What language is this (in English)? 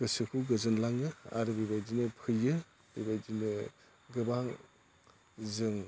Bodo